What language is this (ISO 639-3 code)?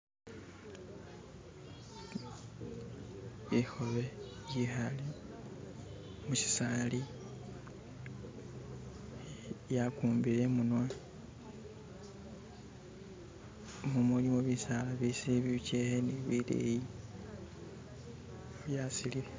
myx